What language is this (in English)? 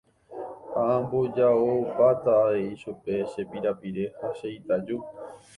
Guarani